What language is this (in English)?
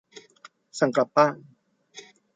Thai